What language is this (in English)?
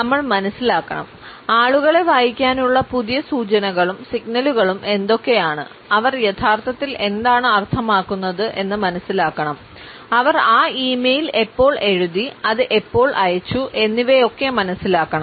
Malayalam